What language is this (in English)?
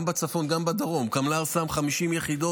Hebrew